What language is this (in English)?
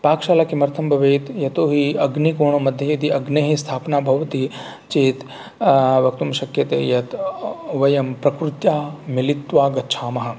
Sanskrit